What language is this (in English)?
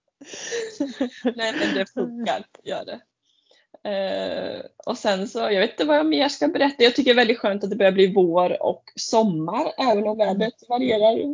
Swedish